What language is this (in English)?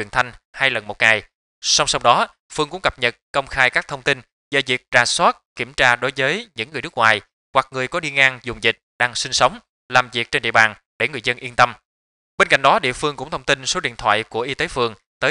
Vietnamese